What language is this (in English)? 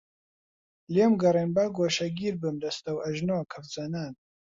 Central Kurdish